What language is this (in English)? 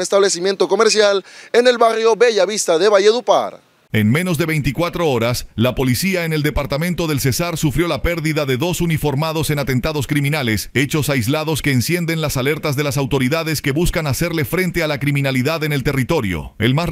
Spanish